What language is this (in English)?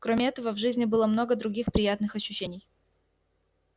Russian